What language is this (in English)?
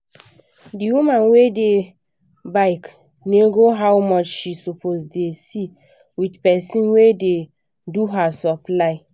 Nigerian Pidgin